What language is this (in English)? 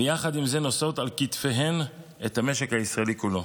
Hebrew